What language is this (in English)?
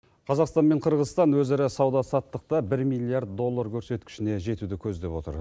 Kazakh